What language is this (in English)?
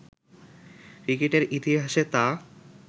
Bangla